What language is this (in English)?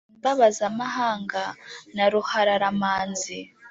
Kinyarwanda